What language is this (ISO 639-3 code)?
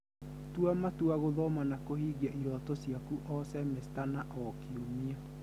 kik